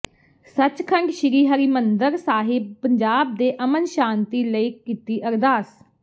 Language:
Punjabi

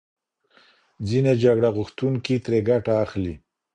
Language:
Pashto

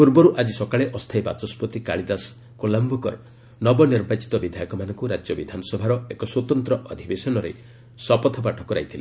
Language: Odia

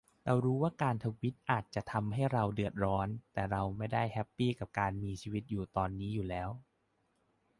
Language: Thai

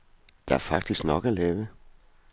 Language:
Danish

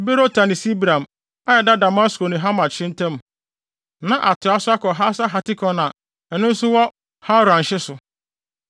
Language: Akan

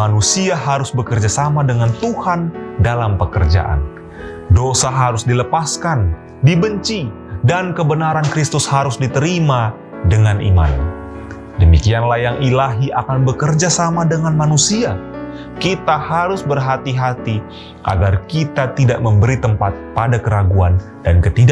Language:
Indonesian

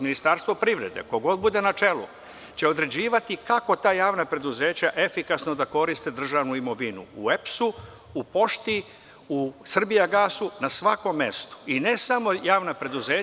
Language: Serbian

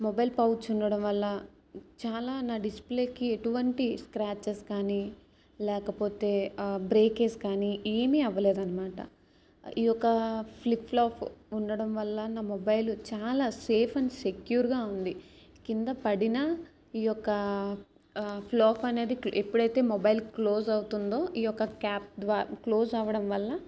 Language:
Telugu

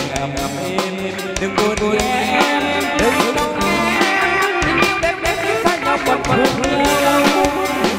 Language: Thai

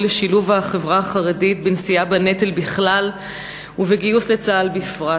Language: Hebrew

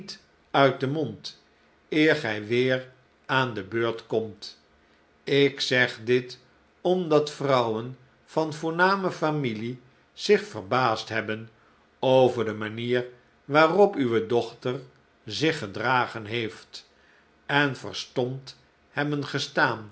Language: Dutch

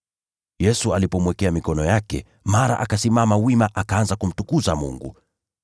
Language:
Swahili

